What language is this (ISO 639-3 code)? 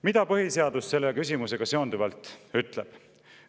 est